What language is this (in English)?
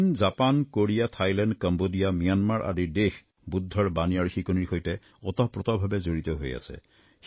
Assamese